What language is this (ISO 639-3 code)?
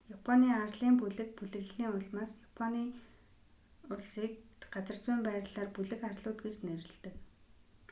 mon